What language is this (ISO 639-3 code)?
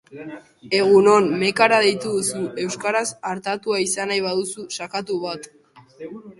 eus